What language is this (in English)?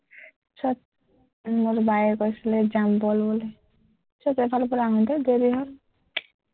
Assamese